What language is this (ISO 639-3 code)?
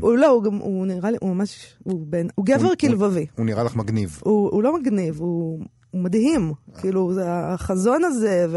heb